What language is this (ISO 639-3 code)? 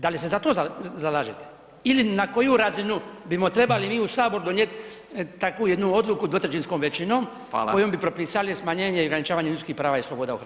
hrv